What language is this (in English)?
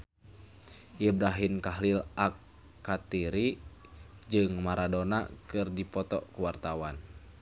Sundanese